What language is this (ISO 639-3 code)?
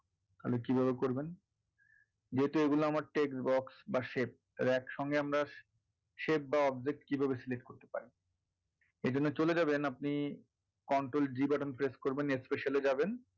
ben